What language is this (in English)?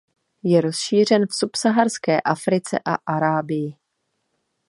Czech